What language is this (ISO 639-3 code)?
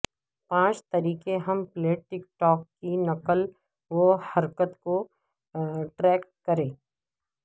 urd